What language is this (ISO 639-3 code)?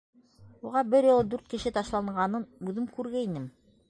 bak